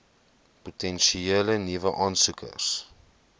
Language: Afrikaans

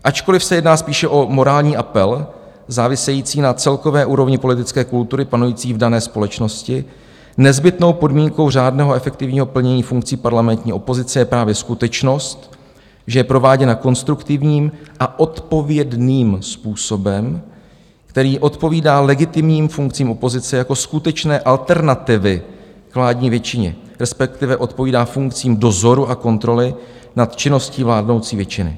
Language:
Czech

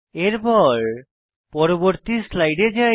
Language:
Bangla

